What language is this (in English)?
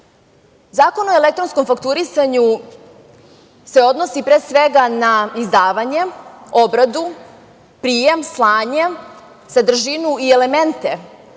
Serbian